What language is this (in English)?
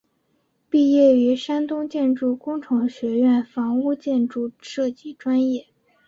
Chinese